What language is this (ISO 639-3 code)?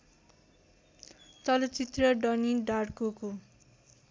nep